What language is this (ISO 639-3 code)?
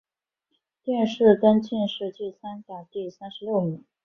zho